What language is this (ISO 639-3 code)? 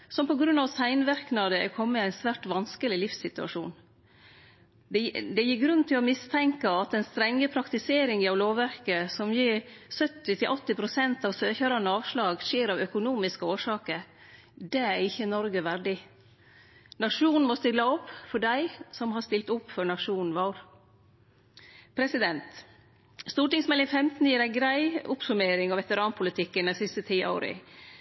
nno